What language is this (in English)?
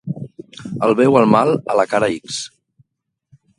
Catalan